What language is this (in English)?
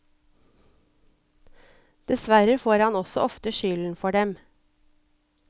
Norwegian